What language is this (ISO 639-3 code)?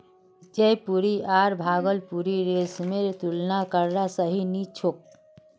mag